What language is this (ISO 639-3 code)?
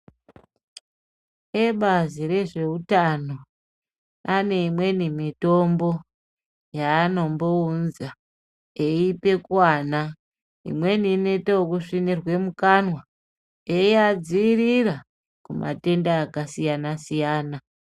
ndc